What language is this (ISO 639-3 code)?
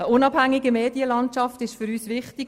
gsw